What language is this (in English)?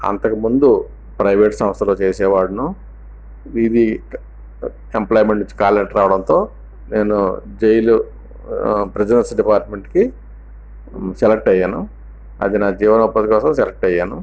Telugu